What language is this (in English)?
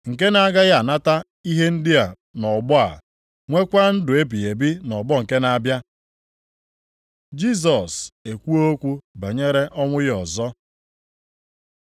Igbo